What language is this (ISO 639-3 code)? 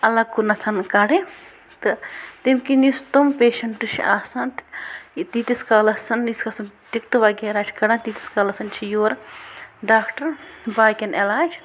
kas